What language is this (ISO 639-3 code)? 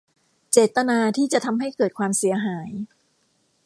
tha